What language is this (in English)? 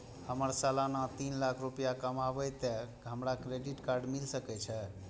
Maithili